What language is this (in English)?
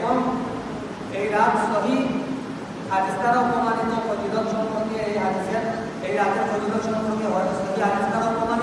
Indonesian